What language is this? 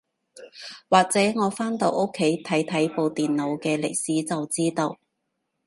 Cantonese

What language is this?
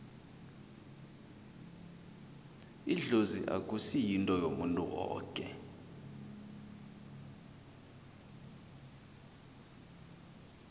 South Ndebele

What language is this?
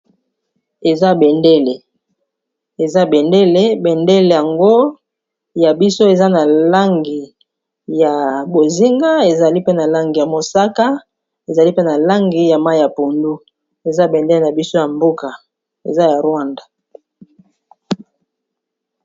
Lingala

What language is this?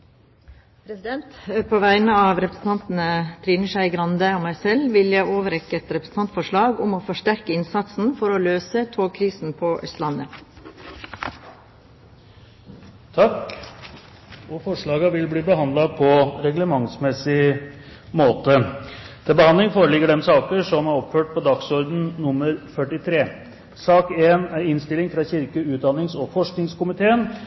Norwegian Bokmål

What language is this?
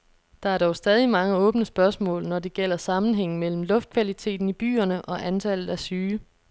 Danish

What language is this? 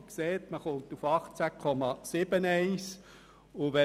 Swiss German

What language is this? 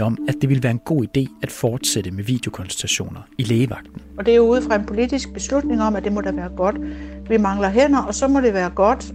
Danish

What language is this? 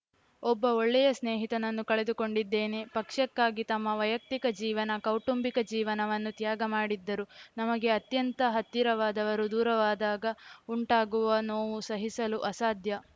Kannada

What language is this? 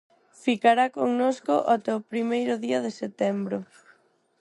Galician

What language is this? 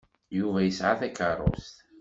Kabyle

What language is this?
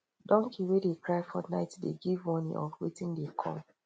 Nigerian Pidgin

